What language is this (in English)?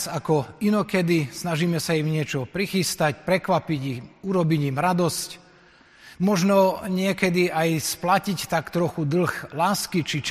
Slovak